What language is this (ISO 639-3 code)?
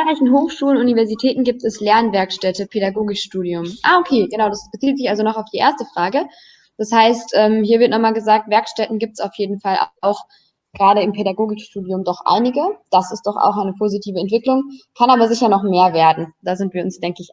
deu